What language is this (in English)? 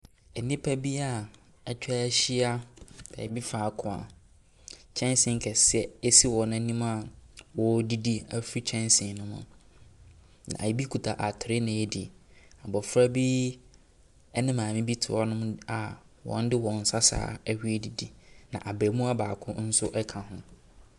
Akan